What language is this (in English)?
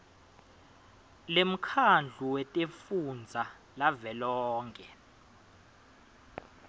Swati